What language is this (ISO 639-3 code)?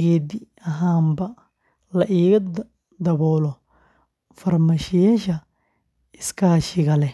som